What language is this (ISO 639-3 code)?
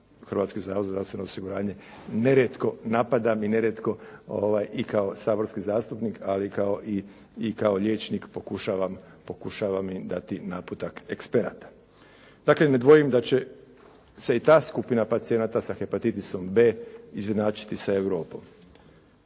hrv